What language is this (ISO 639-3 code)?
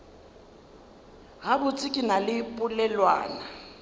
nso